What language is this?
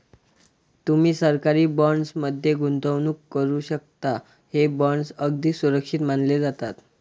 Marathi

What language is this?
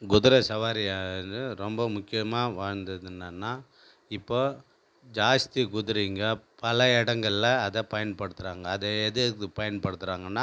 Tamil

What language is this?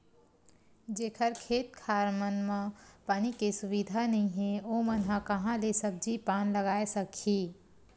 Chhattisgarhi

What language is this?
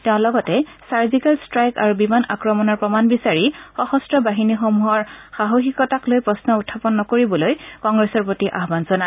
Assamese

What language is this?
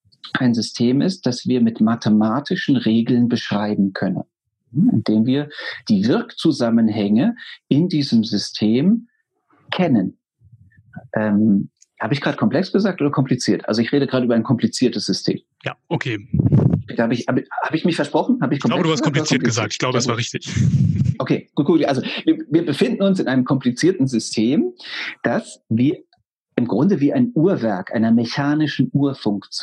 German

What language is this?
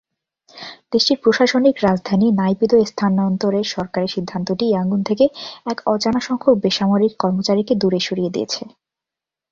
Bangla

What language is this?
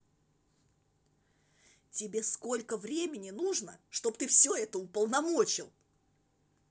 Russian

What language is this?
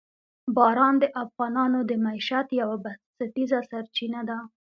Pashto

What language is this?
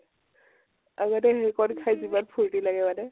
Assamese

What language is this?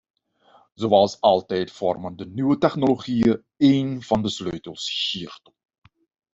Dutch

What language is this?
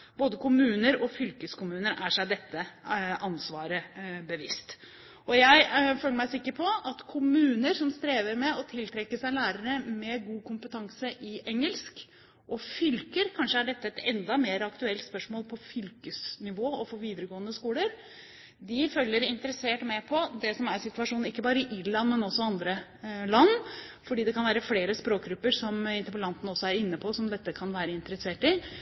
Norwegian Bokmål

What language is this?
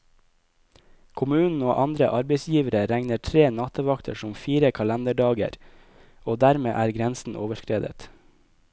Norwegian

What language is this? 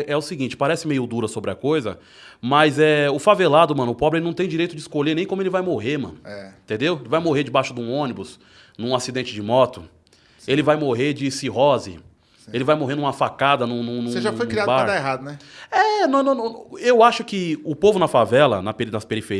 Portuguese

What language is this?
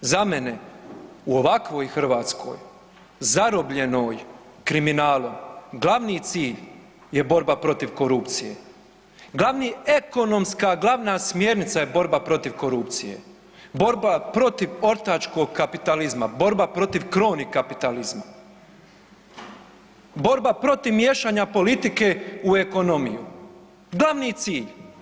Croatian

